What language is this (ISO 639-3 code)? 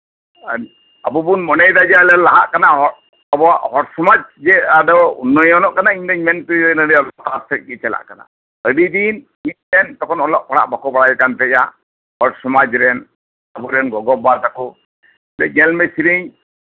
sat